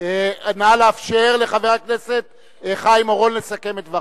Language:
Hebrew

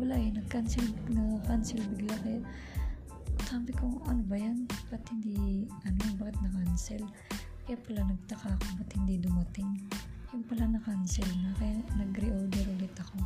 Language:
Filipino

